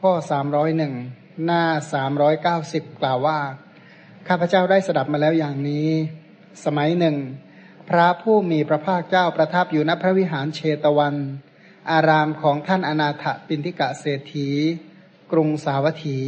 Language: Thai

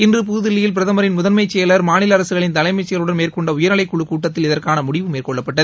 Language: Tamil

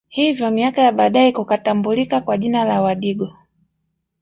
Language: Swahili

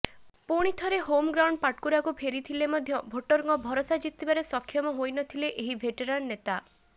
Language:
Odia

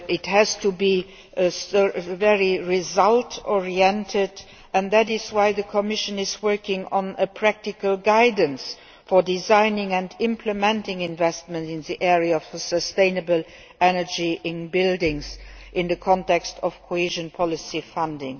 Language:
English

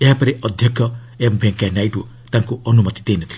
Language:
Odia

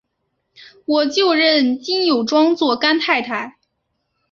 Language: Chinese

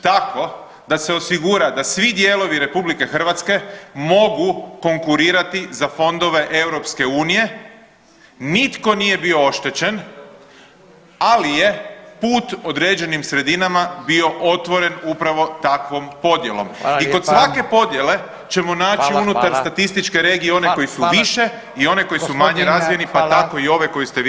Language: Croatian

